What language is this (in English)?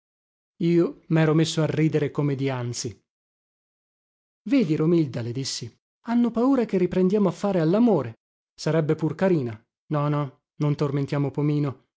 Italian